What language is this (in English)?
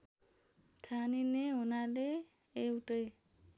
Nepali